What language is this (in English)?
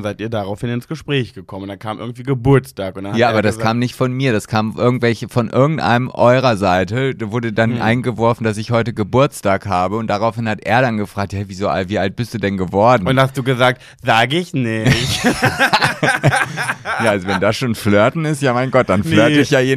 German